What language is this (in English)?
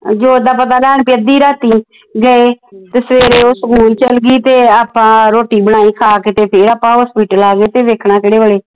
Punjabi